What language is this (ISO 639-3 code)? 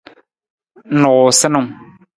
nmz